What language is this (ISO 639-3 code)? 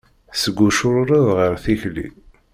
kab